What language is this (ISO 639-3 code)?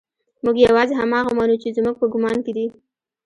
pus